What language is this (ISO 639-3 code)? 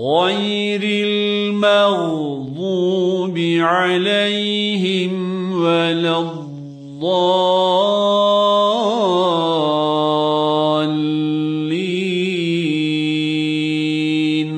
ara